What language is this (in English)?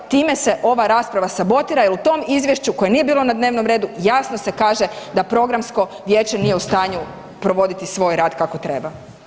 Croatian